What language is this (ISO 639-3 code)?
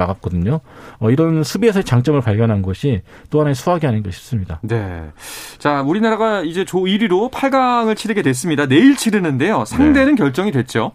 kor